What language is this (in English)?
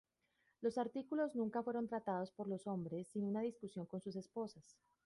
Spanish